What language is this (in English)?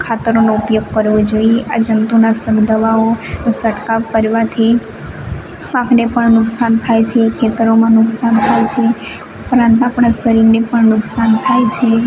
Gujarati